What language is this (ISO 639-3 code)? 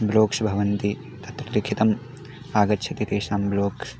san